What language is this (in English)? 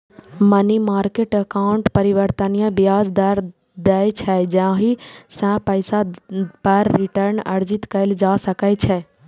Maithili